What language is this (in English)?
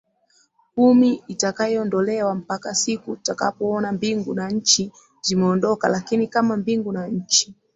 Swahili